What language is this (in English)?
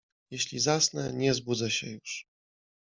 Polish